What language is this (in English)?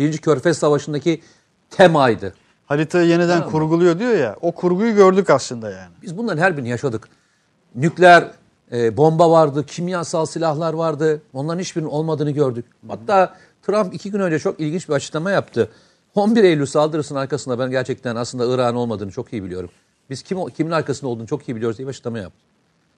Turkish